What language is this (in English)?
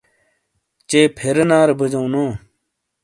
Shina